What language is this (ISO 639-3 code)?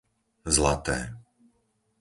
slk